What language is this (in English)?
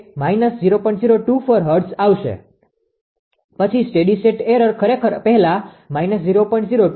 Gujarati